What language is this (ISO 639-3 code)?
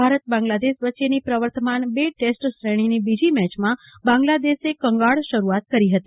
guj